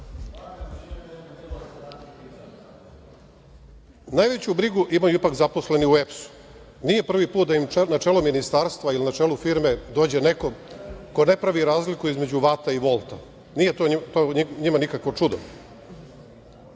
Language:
Serbian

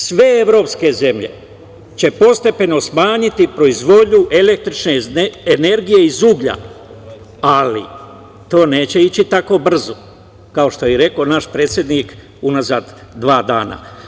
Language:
Serbian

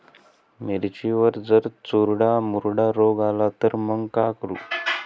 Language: Marathi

